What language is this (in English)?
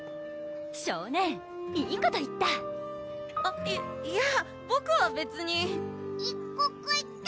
Japanese